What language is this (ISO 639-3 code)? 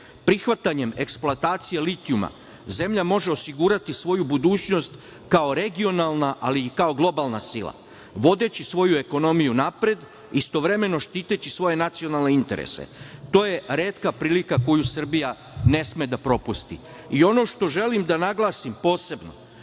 srp